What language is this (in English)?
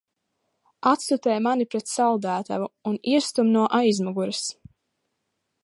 Latvian